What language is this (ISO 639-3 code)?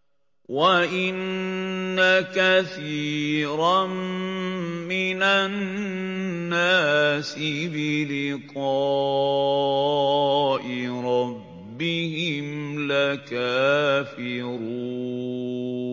ara